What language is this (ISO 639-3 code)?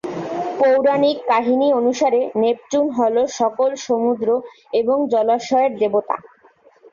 ben